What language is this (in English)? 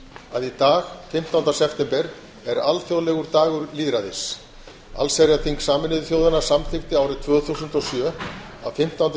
Icelandic